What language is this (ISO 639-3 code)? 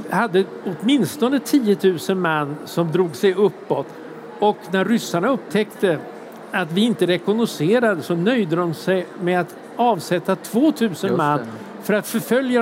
swe